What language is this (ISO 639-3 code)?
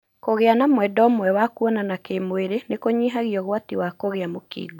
kik